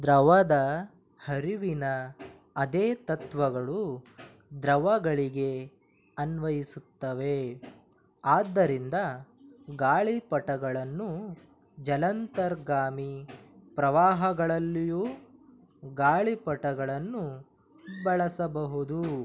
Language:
Kannada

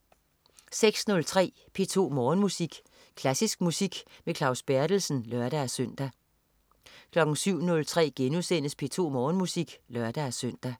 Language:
Danish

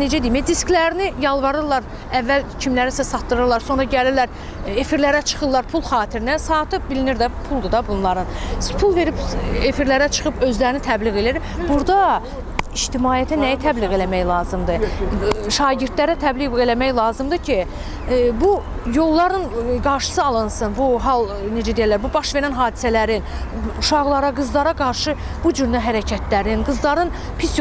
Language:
Azerbaijani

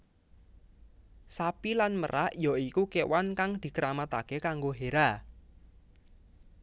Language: Javanese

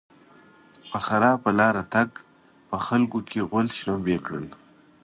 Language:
Pashto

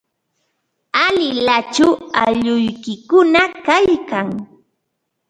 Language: Ambo-Pasco Quechua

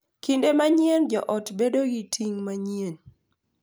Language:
Luo (Kenya and Tanzania)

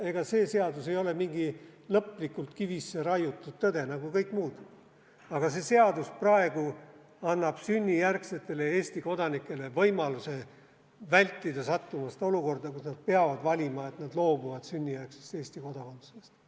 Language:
Estonian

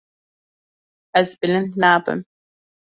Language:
Kurdish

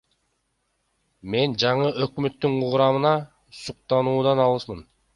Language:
Kyrgyz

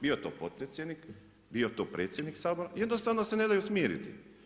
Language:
Croatian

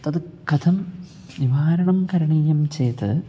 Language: Sanskrit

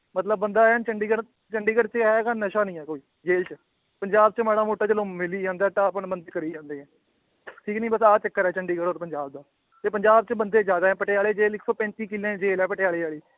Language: Punjabi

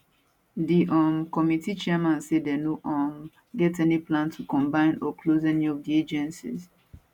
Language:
Nigerian Pidgin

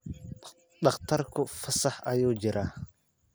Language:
Somali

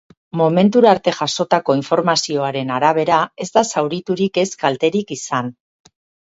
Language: Basque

